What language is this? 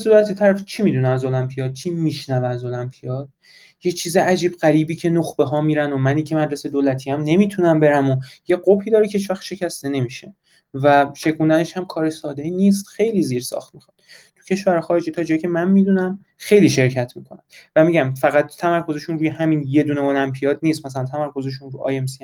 Persian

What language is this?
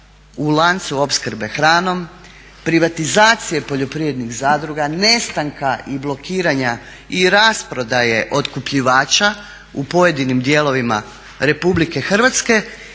Croatian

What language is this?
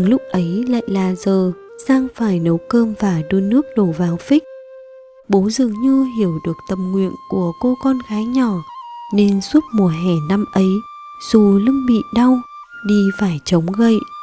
Vietnamese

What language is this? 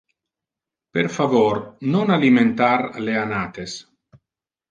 Interlingua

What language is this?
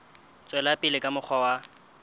Southern Sotho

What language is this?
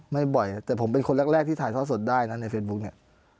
Thai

